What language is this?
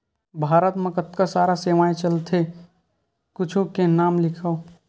Chhattisgarhi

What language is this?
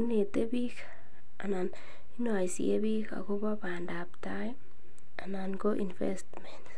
Kalenjin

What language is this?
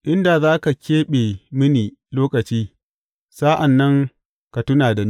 Hausa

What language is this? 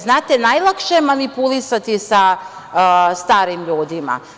Serbian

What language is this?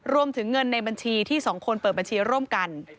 Thai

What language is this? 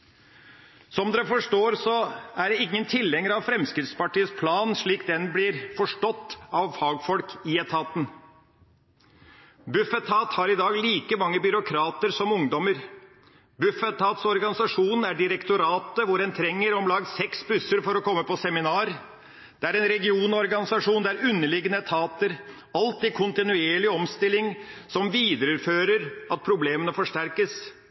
Norwegian Bokmål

